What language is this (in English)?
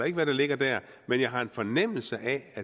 Danish